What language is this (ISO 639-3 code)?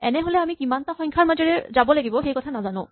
asm